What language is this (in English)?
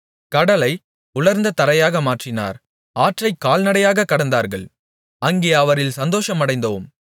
Tamil